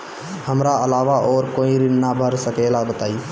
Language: Bhojpuri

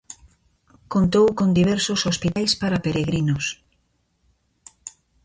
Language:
Galician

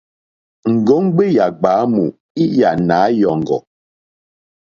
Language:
Mokpwe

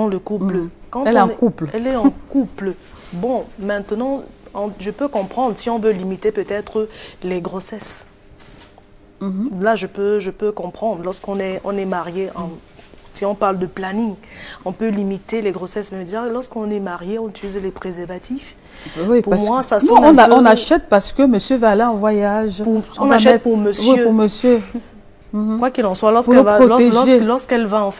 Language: French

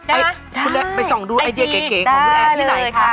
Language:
Thai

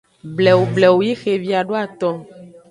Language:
Aja (Benin)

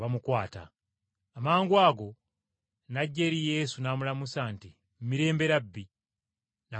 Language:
Ganda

